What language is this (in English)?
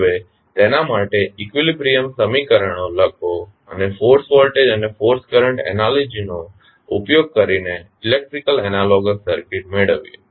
Gujarati